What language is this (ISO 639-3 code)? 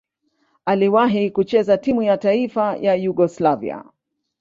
swa